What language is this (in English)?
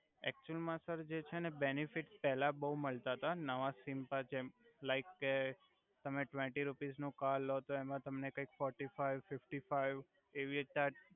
Gujarati